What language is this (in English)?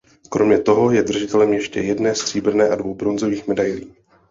Czech